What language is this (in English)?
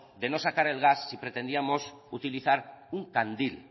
Spanish